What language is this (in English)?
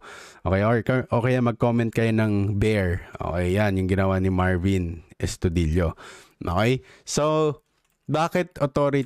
Filipino